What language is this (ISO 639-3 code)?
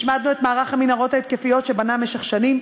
heb